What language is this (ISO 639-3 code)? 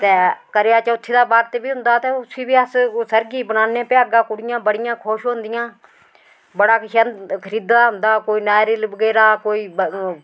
doi